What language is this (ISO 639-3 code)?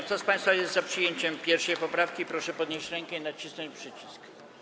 pol